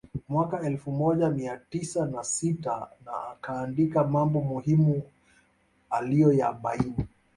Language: Swahili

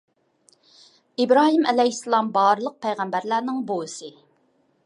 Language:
Uyghur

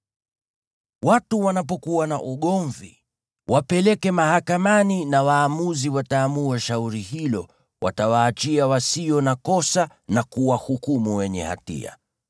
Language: Swahili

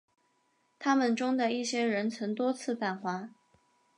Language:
Chinese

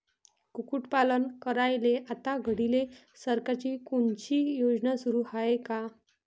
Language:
Marathi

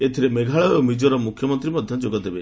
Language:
Odia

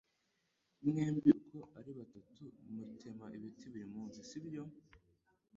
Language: Kinyarwanda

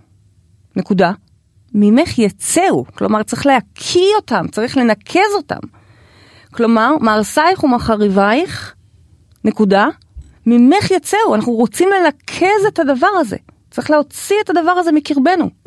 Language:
Hebrew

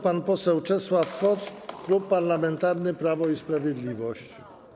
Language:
Polish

